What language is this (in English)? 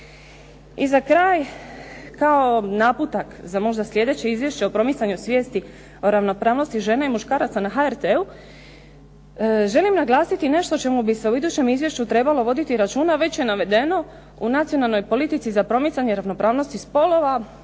Croatian